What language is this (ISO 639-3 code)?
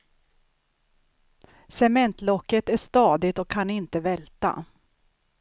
swe